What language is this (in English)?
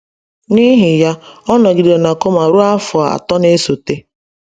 Igbo